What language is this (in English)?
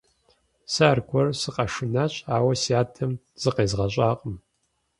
Kabardian